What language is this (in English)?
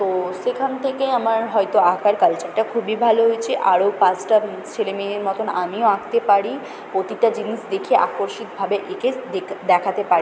Bangla